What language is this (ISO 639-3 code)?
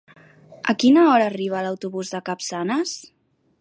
cat